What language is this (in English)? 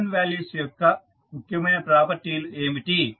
Telugu